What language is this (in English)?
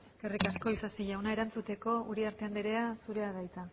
Basque